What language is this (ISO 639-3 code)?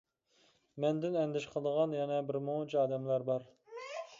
uig